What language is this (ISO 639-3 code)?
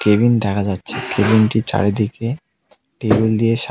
ben